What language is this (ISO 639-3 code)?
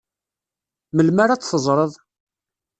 kab